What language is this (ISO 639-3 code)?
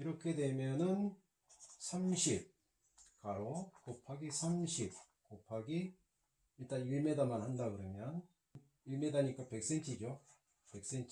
kor